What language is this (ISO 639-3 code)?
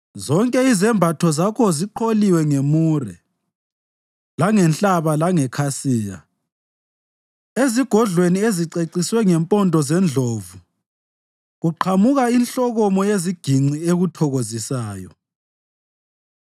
nde